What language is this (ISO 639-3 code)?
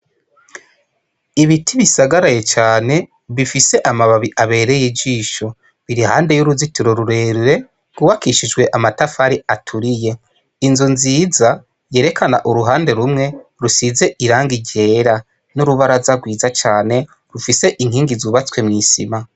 run